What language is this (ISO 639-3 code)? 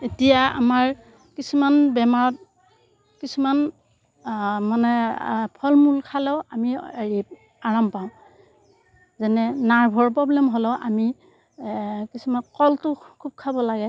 asm